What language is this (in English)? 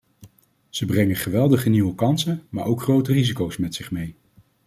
Dutch